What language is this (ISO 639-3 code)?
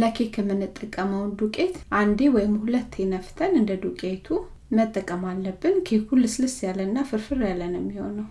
amh